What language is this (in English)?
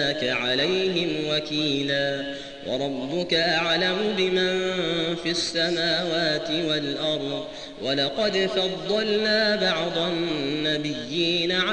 Arabic